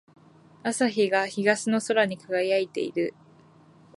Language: Japanese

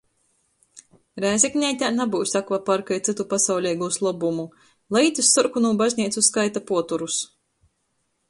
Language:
Latgalian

